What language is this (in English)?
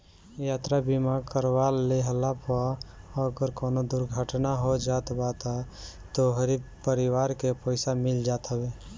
Bhojpuri